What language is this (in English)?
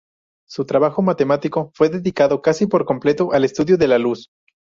Spanish